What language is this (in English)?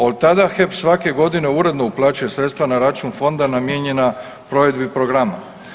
Croatian